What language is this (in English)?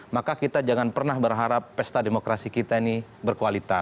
Indonesian